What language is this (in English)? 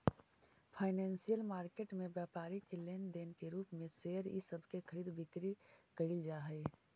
Magahi